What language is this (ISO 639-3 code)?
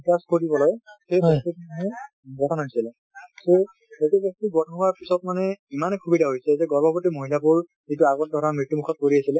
asm